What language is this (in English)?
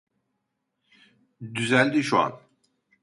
Turkish